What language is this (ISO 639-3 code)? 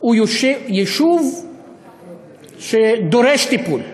heb